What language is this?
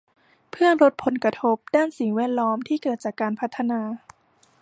Thai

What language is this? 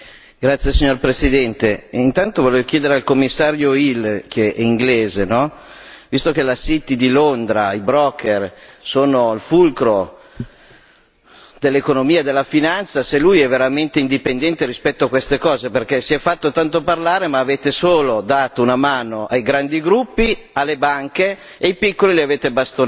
Italian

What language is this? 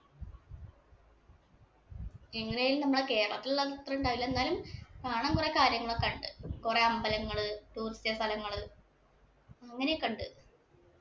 Malayalam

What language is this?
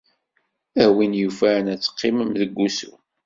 Kabyle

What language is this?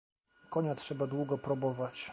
Polish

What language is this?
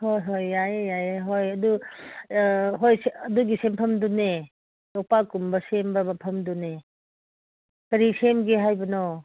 Manipuri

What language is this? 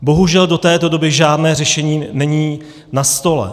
Czech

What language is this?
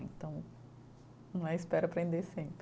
Portuguese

